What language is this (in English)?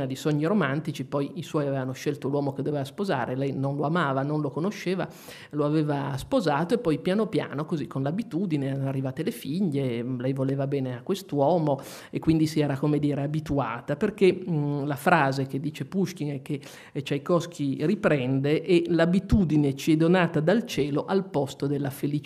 Italian